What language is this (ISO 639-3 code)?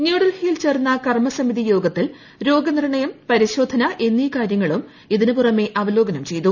mal